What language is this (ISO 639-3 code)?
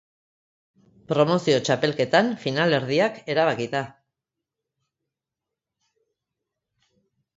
eus